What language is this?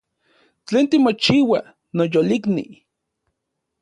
Central Puebla Nahuatl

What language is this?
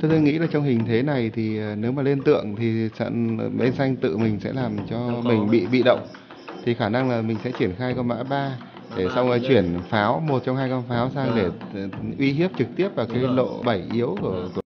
Vietnamese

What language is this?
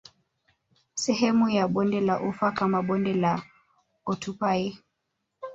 Swahili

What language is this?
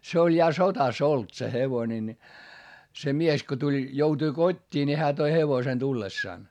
Finnish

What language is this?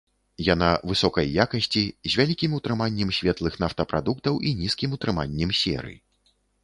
Belarusian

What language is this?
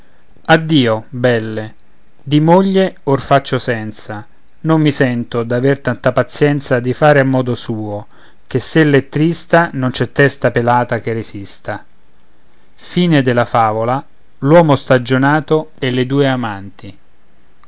Italian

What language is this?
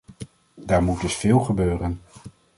Dutch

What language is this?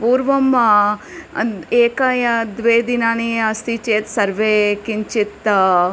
Sanskrit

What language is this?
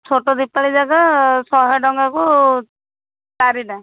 Odia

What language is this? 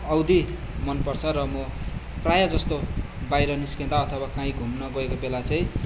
Nepali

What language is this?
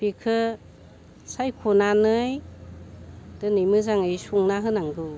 Bodo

